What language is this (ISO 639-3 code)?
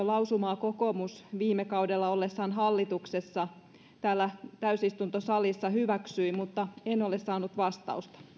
fin